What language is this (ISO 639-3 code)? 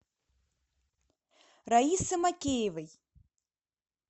rus